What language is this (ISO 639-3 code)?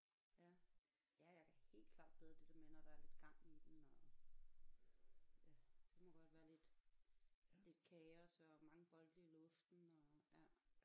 dan